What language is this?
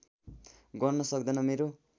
Nepali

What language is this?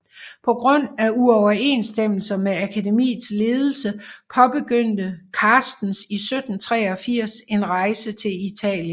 Danish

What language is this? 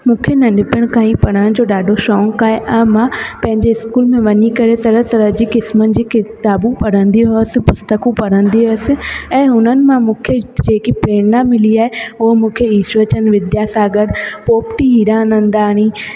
Sindhi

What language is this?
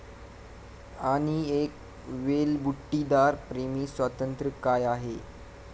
Marathi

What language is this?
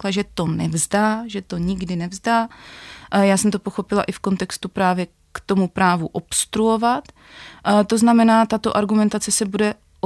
Czech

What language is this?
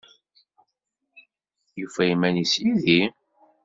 Kabyle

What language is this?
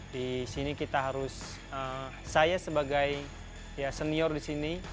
Indonesian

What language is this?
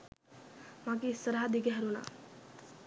Sinhala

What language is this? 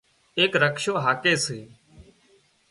Wadiyara Koli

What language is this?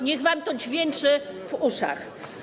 Polish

